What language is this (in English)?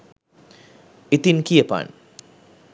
Sinhala